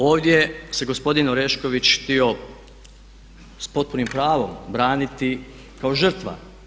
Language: Croatian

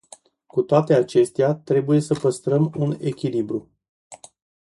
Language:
Romanian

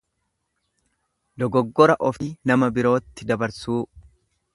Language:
Oromo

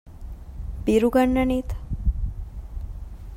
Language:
Divehi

